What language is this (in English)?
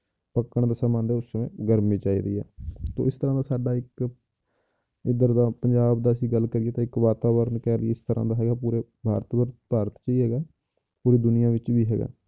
Punjabi